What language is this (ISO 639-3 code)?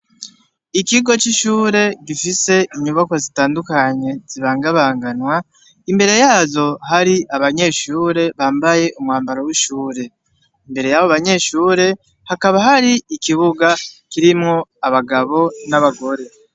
run